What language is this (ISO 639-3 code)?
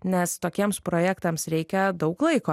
lit